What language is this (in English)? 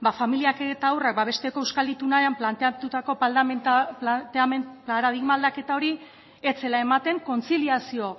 Basque